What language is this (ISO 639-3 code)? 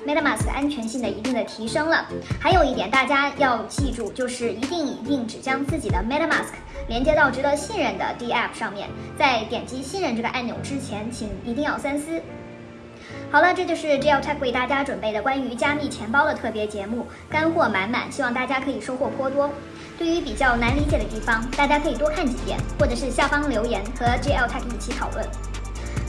zho